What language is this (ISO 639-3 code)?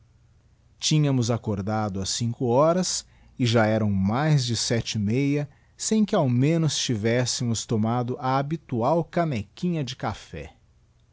por